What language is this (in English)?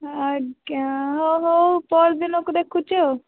Odia